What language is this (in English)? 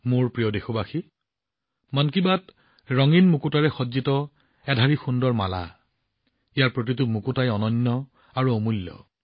Assamese